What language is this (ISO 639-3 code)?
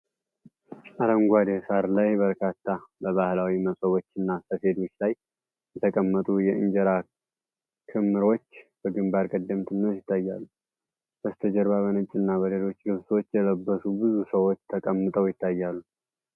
amh